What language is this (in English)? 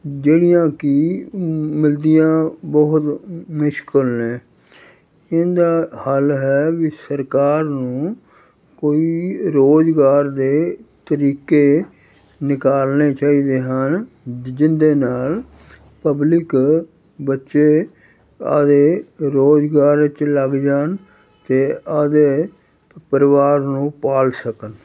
Punjabi